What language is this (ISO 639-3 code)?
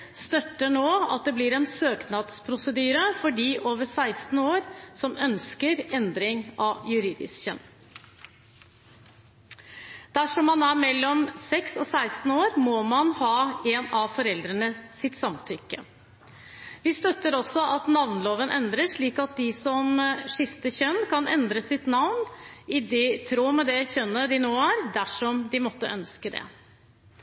nob